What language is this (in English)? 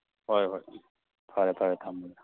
Manipuri